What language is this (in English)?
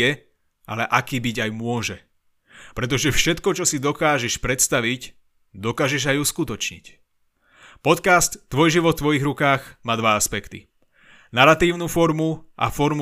Slovak